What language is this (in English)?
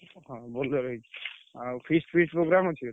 Odia